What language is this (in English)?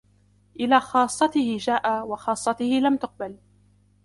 Arabic